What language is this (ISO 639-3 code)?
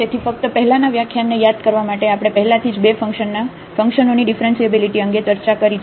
guj